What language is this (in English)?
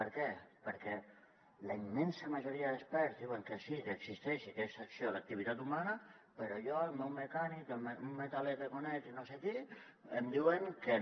Catalan